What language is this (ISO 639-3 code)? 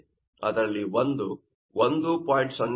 kan